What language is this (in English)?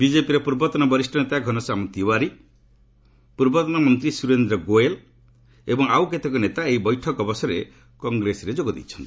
Odia